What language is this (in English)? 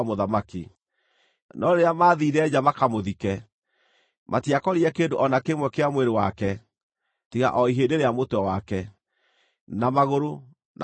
Kikuyu